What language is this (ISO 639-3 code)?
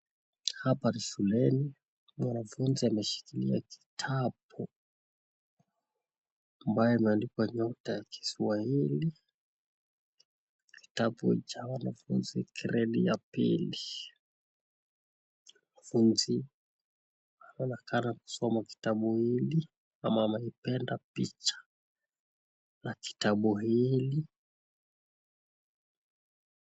swa